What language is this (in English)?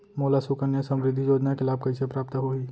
Chhattisgarhi